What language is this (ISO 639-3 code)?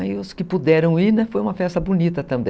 por